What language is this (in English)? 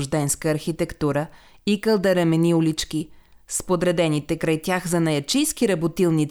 Bulgarian